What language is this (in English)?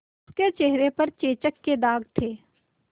Hindi